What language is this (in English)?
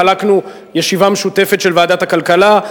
Hebrew